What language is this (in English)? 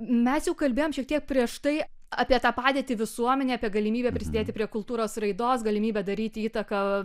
Lithuanian